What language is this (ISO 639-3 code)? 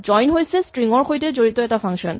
asm